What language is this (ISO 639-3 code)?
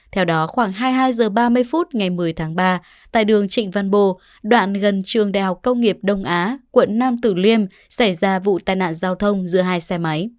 vie